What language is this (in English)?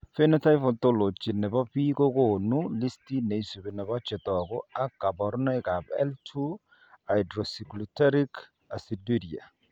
Kalenjin